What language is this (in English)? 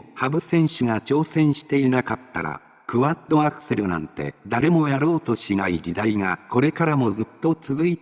Japanese